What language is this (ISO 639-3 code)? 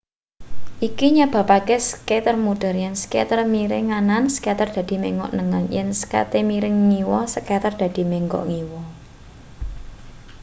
jav